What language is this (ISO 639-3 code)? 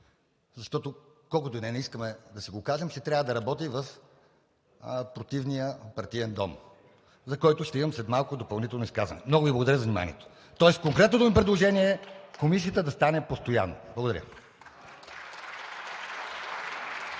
bul